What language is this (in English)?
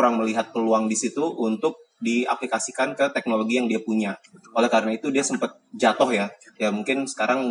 Indonesian